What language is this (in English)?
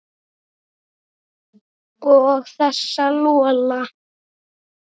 Icelandic